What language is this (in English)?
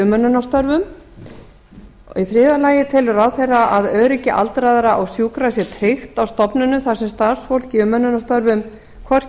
Icelandic